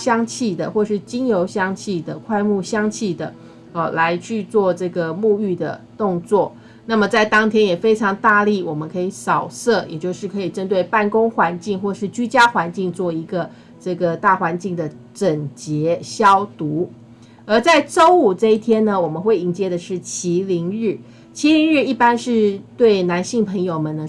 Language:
Chinese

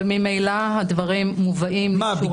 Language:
Hebrew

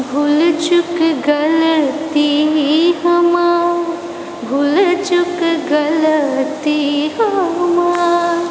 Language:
Maithili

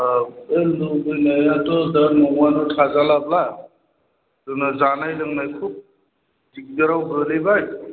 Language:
Bodo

